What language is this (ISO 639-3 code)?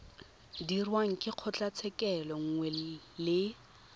tsn